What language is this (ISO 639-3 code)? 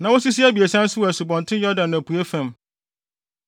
aka